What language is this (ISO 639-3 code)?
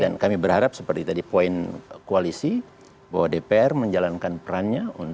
ind